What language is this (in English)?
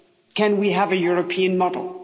English